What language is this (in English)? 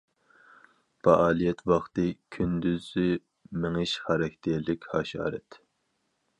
Uyghur